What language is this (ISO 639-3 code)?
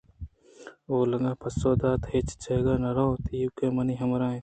bgp